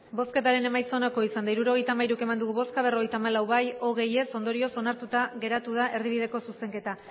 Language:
Basque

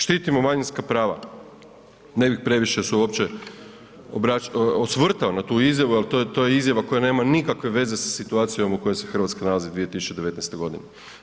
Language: Croatian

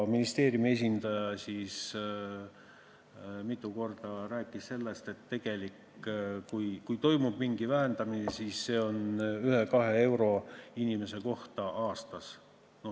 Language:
Estonian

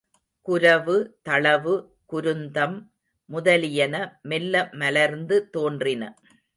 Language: Tamil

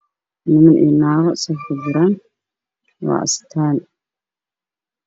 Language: Somali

